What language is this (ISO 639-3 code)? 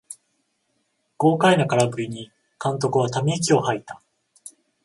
jpn